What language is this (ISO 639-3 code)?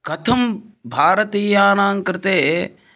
san